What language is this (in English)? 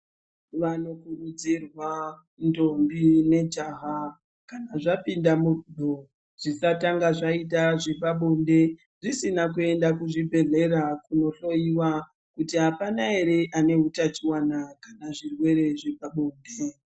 Ndau